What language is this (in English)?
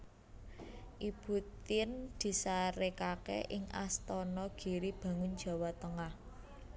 Javanese